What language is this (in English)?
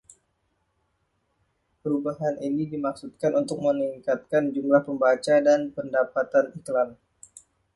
Indonesian